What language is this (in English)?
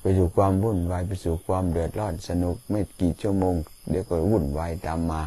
Thai